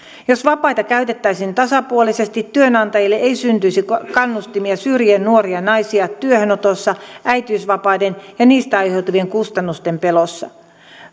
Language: Finnish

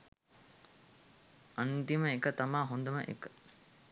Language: Sinhala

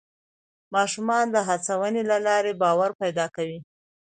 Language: Pashto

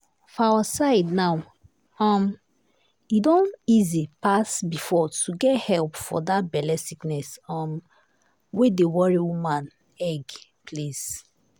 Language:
Nigerian Pidgin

